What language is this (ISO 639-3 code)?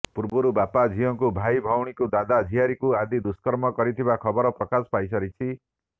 ori